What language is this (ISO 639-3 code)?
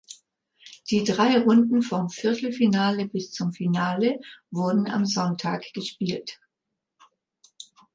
deu